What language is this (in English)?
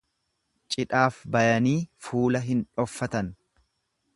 Oromo